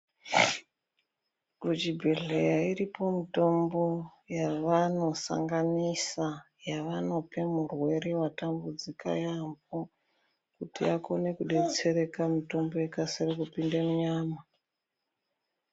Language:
Ndau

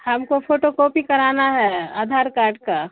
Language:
Urdu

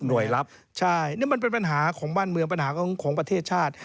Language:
Thai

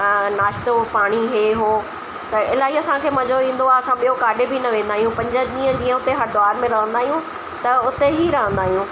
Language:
Sindhi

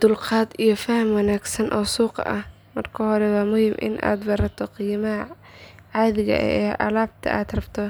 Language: Somali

